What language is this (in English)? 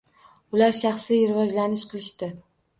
Uzbek